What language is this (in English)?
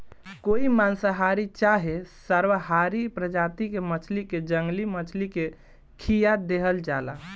Bhojpuri